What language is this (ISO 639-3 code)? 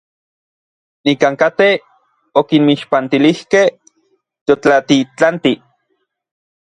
nlv